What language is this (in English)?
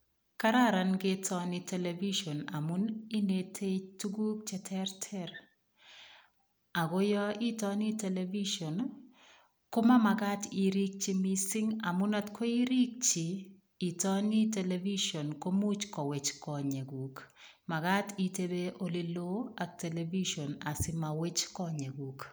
Kalenjin